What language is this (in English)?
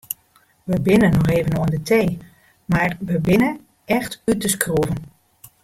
Western Frisian